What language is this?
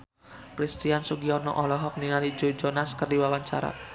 Sundanese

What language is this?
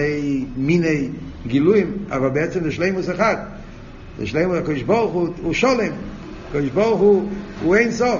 Hebrew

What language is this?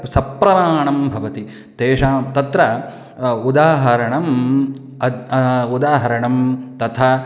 Sanskrit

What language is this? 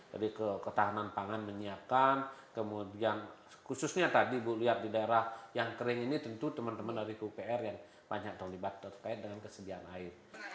Indonesian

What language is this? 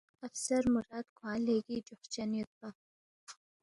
Balti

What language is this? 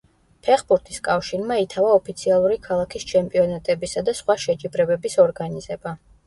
Georgian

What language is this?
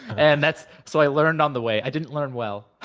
English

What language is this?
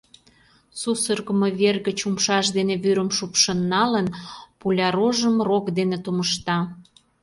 Mari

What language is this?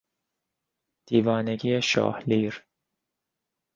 Persian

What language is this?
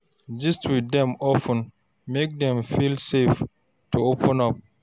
Nigerian Pidgin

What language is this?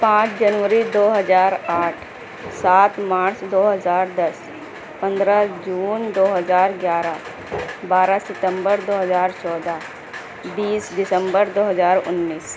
Urdu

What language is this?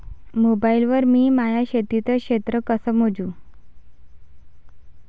Marathi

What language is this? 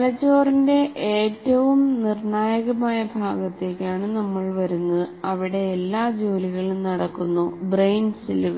Malayalam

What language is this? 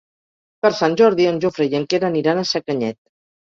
Catalan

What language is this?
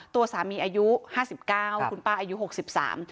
Thai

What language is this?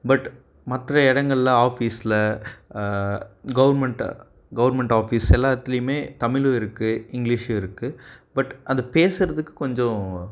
Tamil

